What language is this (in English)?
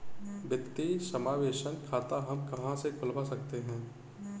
Hindi